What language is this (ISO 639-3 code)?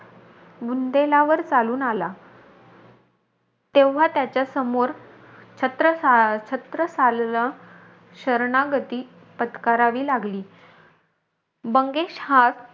mar